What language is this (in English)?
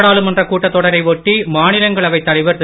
Tamil